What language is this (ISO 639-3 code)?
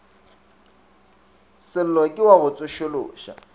nso